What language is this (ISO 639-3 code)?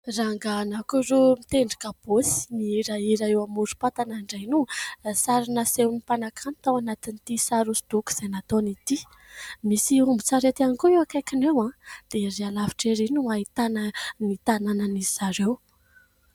mlg